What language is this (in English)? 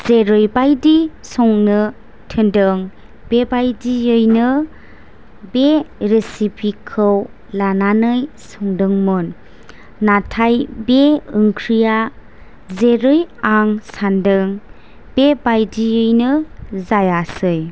Bodo